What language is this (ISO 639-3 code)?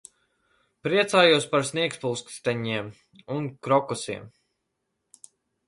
lav